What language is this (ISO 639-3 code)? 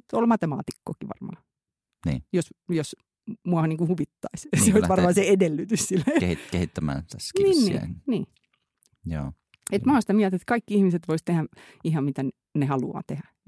fin